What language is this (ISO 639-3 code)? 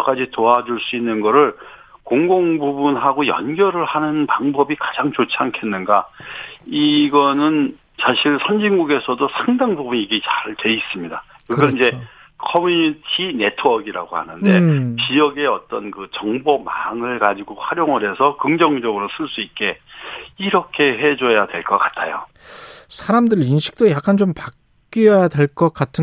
kor